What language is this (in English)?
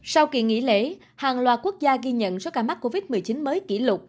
Vietnamese